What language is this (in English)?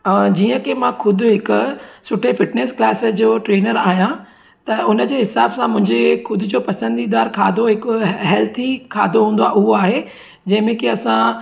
Sindhi